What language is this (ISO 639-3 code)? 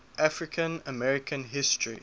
eng